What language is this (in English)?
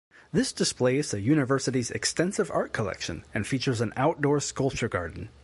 English